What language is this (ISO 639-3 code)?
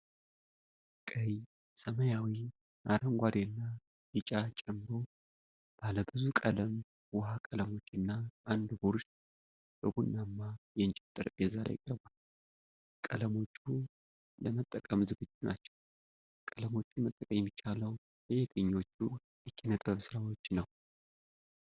amh